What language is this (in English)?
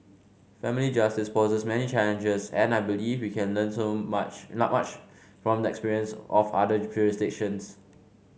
English